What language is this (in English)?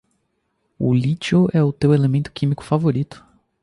Portuguese